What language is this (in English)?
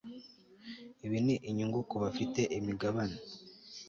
Kinyarwanda